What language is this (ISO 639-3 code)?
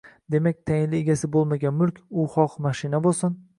uzb